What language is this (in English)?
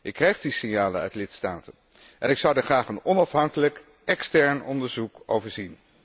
Dutch